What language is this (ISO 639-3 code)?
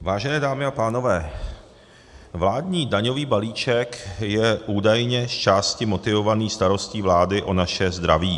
ces